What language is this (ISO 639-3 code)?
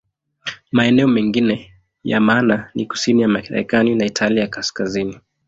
swa